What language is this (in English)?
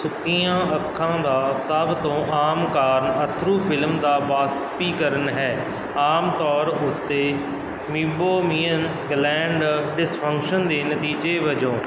Punjabi